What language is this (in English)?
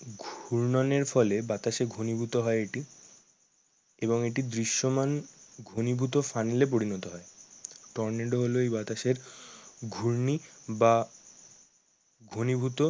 Bangla